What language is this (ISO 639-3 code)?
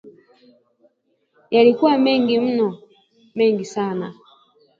swa